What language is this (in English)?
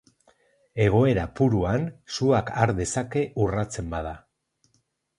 Basque